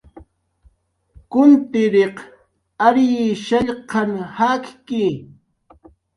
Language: Jaqaru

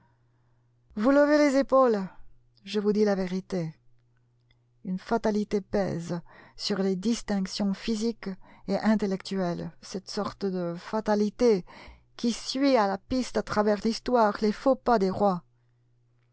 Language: French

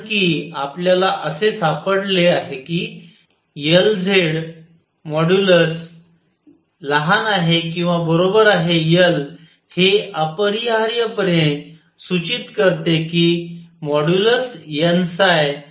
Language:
Marathi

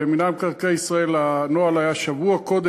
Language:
Hebrew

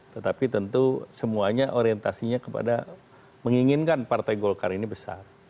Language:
Indonesian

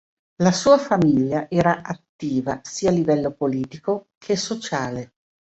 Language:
Italian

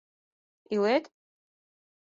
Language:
Mari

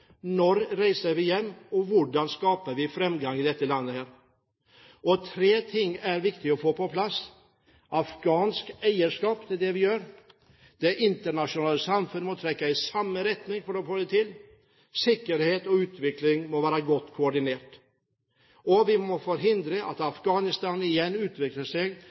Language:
Norwegian Bokmål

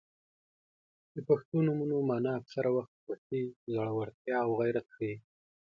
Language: Pashto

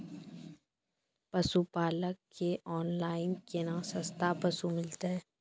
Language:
Maithili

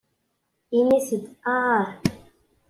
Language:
Kabyle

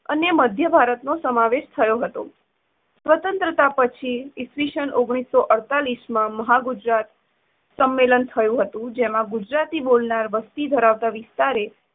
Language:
Gujarati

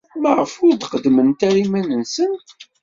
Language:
Kabyle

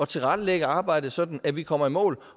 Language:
Danish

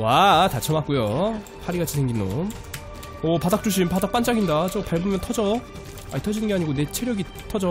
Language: Korean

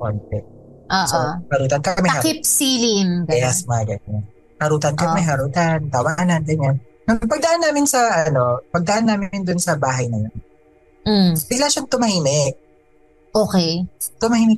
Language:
Filipino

